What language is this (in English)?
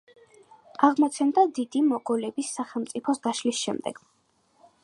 Georgian